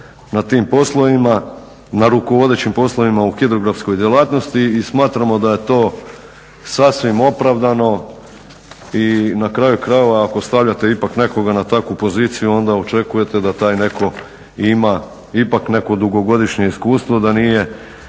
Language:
Croatian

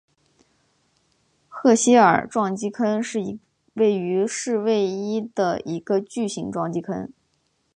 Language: Chinese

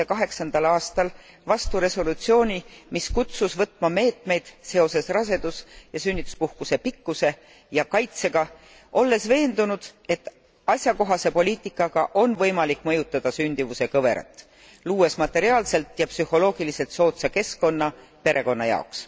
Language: Estonian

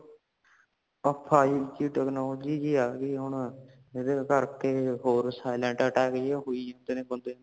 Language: Punjabi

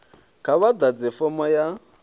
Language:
Venda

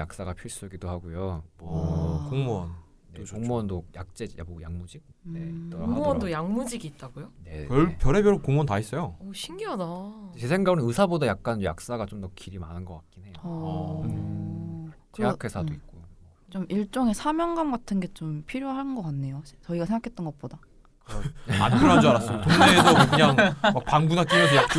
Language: Korean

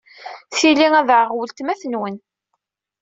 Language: Kabyle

